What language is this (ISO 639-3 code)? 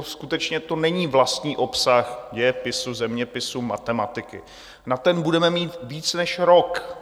ces